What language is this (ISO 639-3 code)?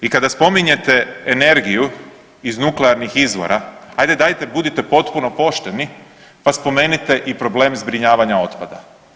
hrv